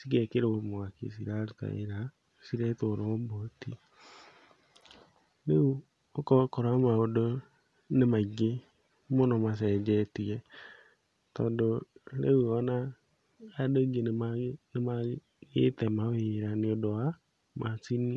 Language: Kikuyu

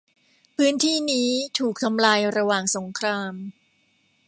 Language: Thai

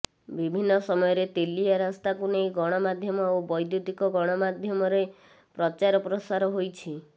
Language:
Odia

